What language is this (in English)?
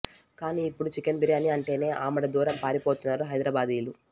Telugu